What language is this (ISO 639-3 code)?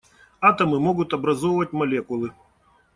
rus